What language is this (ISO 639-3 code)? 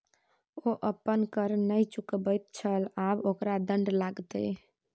mai